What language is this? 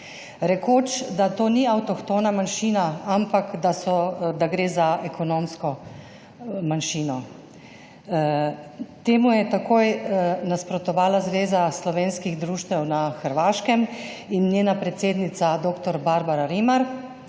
Slovenian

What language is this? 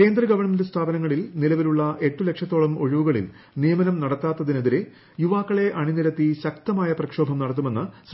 Malayalam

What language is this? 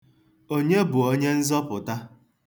Igbo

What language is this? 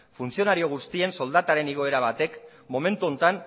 Basque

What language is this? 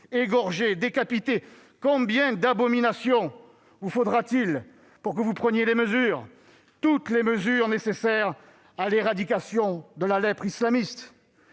French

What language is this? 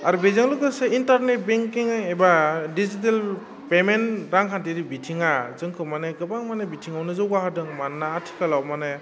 Bodo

